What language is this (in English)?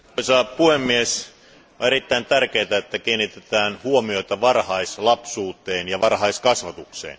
Finnish